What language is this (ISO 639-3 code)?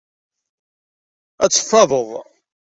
kab